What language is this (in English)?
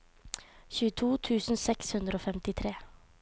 Norwegian